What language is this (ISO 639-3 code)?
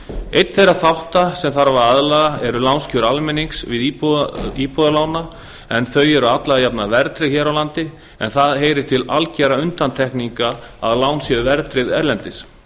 isl